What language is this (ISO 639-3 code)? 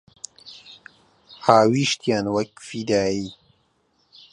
ckb